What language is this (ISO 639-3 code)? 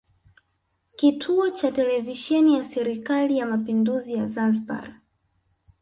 swa